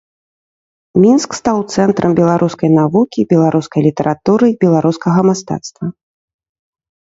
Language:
Belarusian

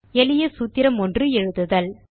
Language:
Tamil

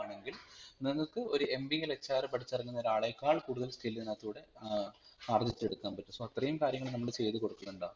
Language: Malayalam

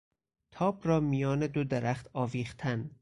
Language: Persian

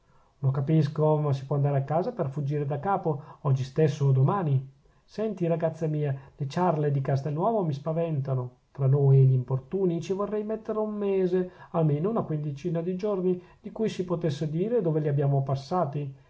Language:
Italian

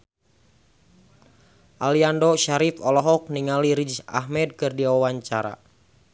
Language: Sundanese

